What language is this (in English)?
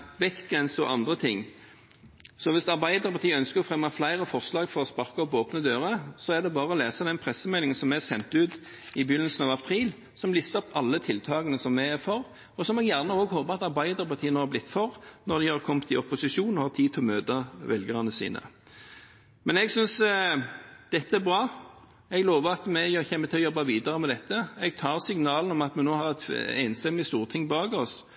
Norwegian Bokmål